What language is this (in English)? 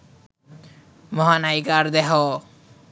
Bangla